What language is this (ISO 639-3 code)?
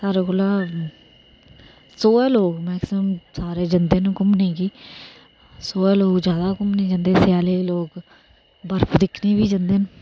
doi